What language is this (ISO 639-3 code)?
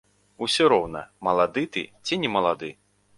bel